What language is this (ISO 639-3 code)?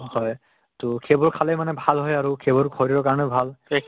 asm